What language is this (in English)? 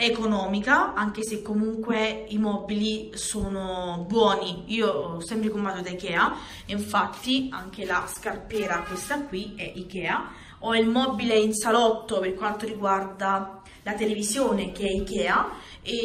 Italian